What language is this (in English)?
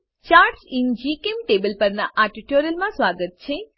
Gujarati